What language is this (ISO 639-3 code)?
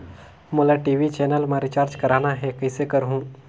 hne